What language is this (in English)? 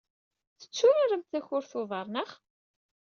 Kabyle